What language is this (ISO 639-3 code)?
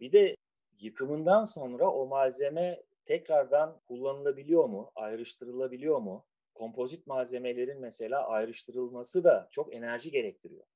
tur